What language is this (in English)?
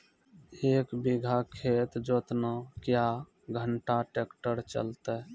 Maithili